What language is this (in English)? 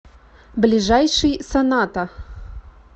Russian